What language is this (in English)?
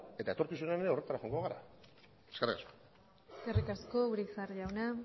Basque